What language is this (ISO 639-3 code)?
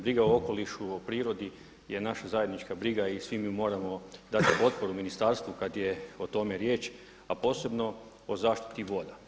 hrv